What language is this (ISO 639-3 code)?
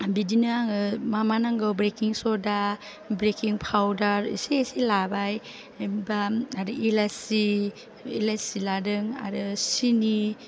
brx